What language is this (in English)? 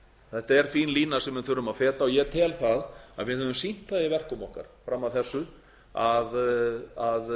Icelandic